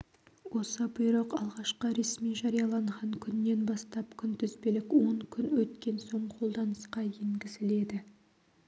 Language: Kazakh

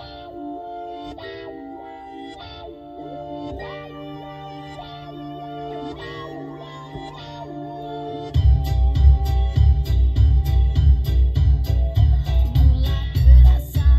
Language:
Indonesian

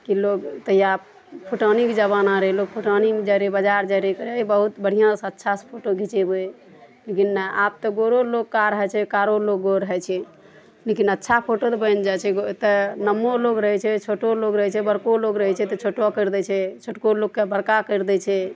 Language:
Maithili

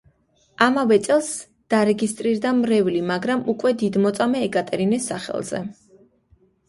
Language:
Georgian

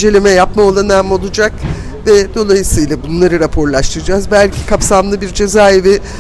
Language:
Turkish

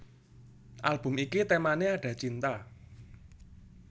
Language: Javanese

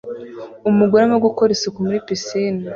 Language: Kinyarwanda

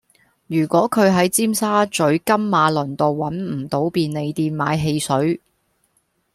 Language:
Cantonese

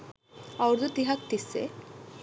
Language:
Sinhala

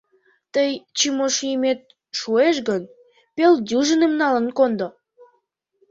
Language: Mari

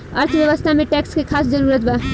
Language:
Bhojpuri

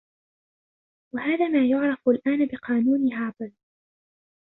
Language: Arabic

